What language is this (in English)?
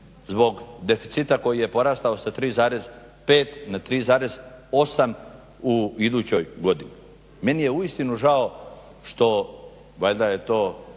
Croatian